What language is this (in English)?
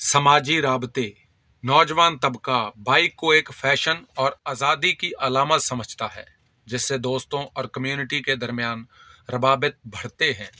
Urdu